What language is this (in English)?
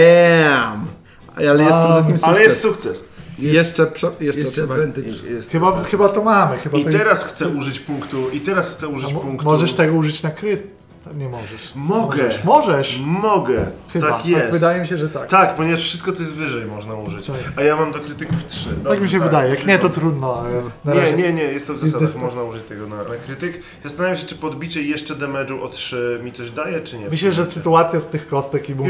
Polish